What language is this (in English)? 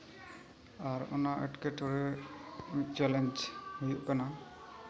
Santali